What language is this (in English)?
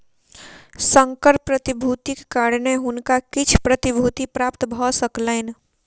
Maithili